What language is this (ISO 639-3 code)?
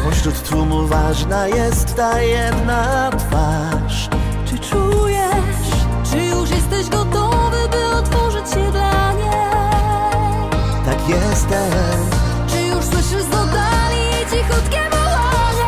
pol